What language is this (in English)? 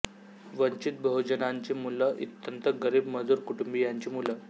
Marathi